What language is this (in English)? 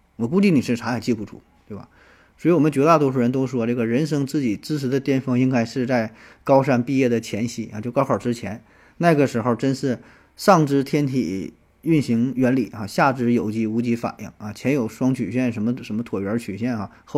Chinese